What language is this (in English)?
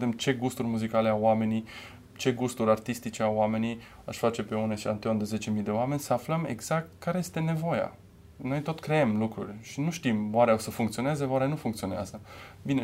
Romanian